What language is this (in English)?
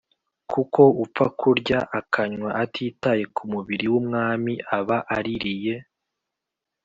Kinyarwanda